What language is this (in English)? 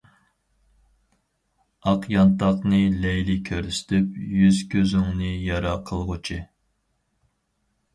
Uyghur